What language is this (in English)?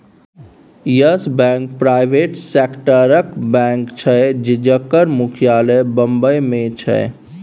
Maithili